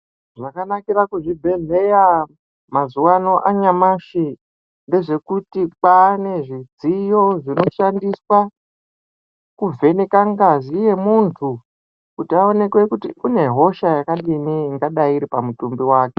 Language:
Ndau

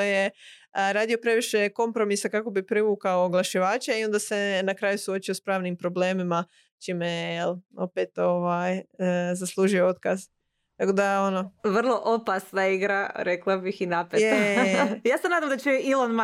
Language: Croatian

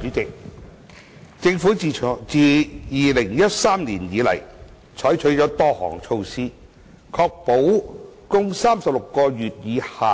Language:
Cantonese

